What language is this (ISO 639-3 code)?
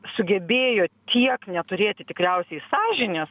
lit